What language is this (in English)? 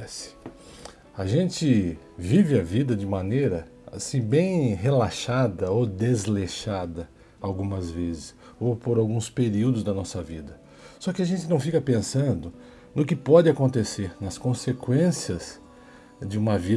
Portuguese